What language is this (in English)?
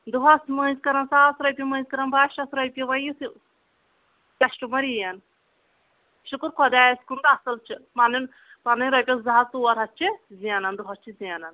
Kashmiri